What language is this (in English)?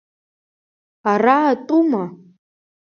Abkhazian